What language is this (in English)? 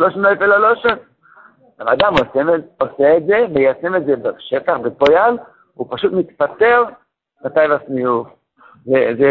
Hebrew